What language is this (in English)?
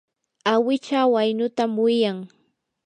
Yanahuanca Pasco Quechua